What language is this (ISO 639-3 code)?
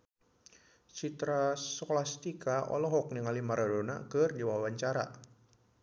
sun